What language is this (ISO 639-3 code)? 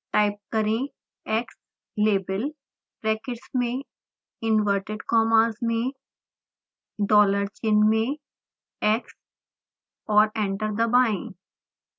hin